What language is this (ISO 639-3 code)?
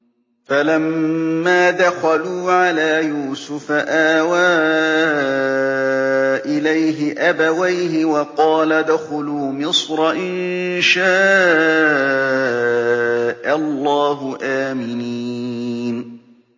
ara